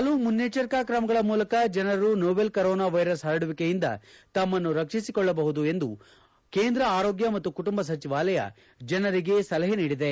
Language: Kannada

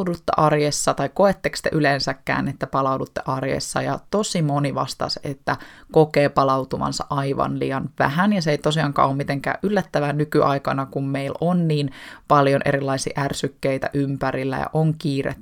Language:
Finnish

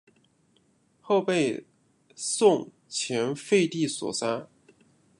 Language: Chinese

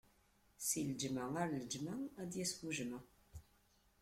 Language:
Kabyle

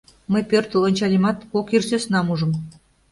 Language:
Mari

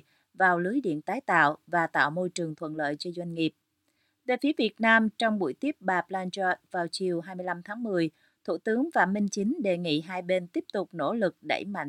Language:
Vietnamese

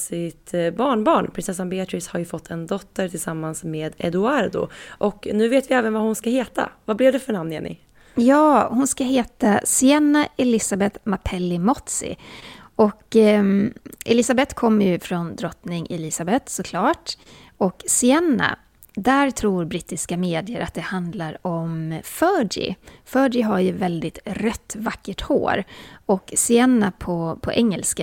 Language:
Swedish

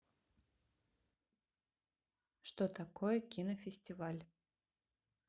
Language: Russian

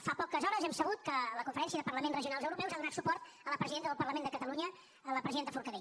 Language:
Catalan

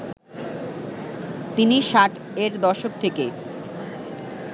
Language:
Bangla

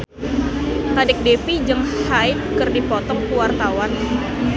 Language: Sundanese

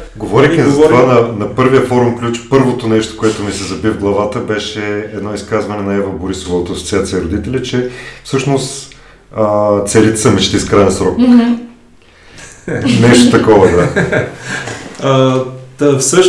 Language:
Bulgarian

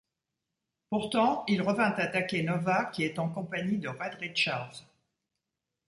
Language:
French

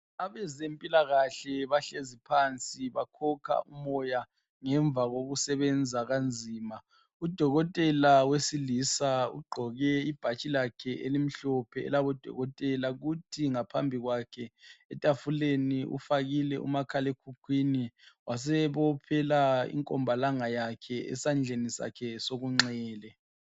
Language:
North Ndebele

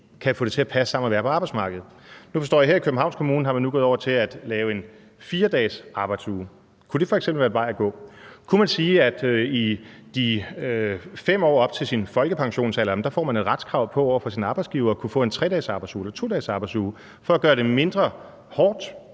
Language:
Danish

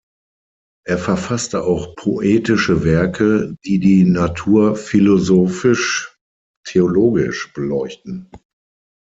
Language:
German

